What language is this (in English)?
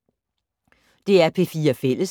Danish